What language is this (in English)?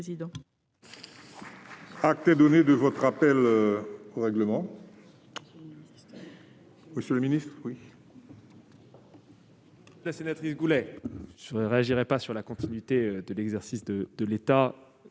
French